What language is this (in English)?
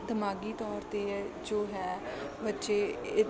Punjabi